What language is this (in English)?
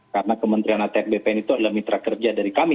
Indonesian